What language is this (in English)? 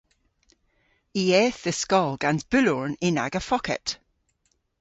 Cornish